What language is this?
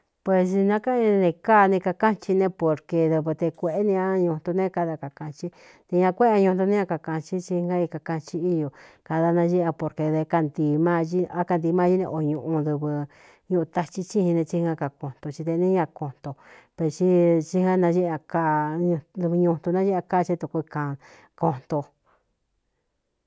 Cuyamecalco Mixtec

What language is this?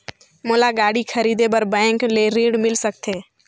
Chhattisgarhi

